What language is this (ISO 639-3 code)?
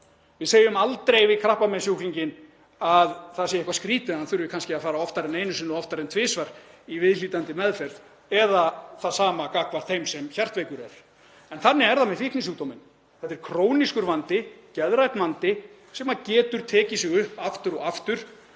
isl